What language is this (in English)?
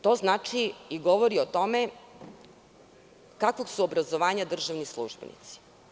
Serbian